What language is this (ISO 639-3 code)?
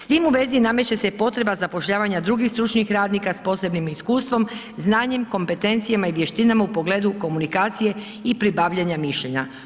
hrv